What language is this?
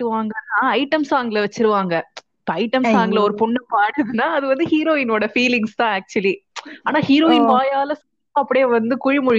Tamil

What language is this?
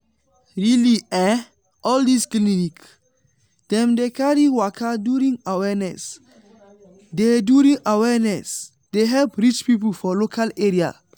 Nigerian Pidgin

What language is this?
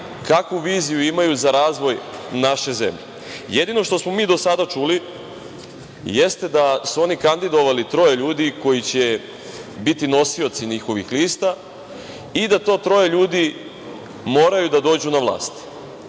Serbian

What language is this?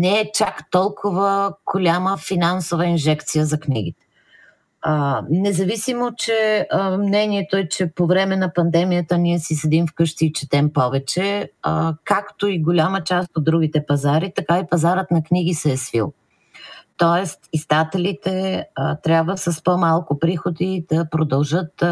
Bulgarian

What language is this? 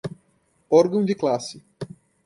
Portuguese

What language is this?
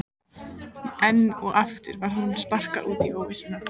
Icelandic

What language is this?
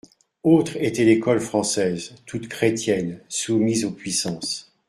French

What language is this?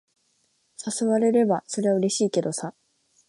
Japanese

